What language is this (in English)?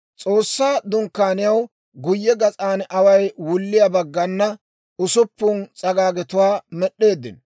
Dawro